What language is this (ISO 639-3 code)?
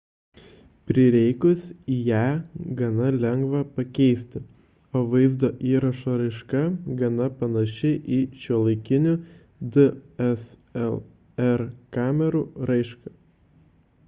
lit